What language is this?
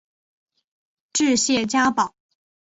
Chinese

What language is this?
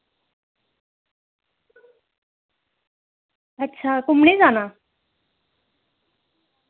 Dogri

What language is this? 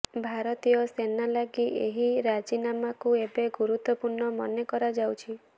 Odia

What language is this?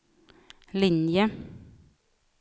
Swedish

